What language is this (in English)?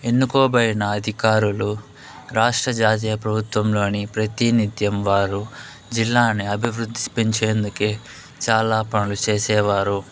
Telugu